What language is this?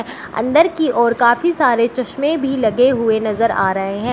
Hindi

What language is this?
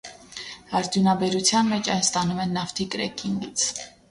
Armenian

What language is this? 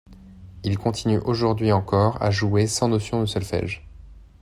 French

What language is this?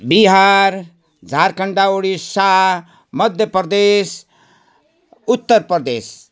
Nepali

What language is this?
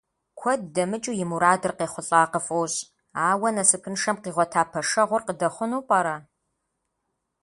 Kabardian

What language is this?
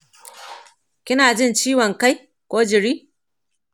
Hausa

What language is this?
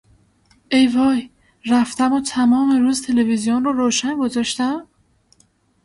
Persian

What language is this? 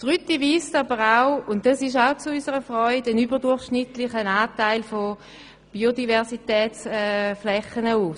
Swiss German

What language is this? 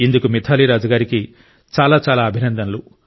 Telugu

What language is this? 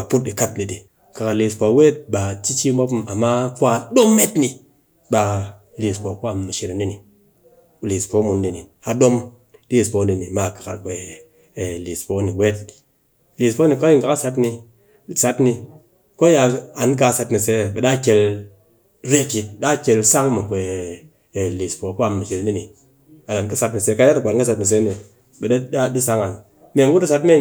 Cakfem-Mushere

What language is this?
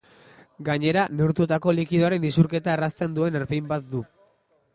Basque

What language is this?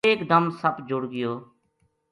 Gujari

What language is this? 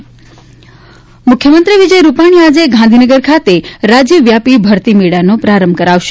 Gujarati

